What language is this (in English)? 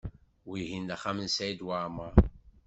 Kabyle